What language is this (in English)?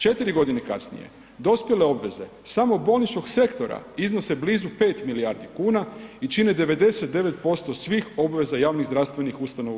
Croatian